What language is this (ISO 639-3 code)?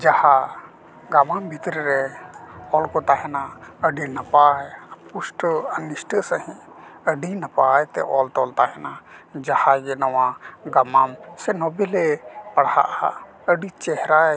sat